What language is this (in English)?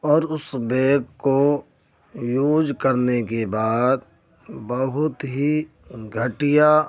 Urdu